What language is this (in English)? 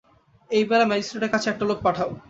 Bangla